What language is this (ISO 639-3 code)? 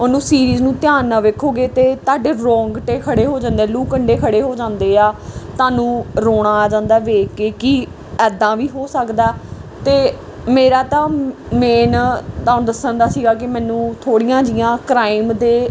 pan